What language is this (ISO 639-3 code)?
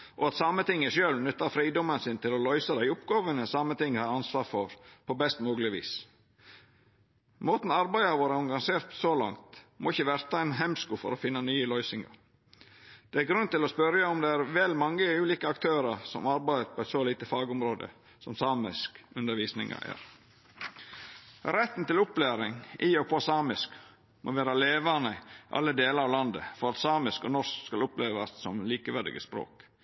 nno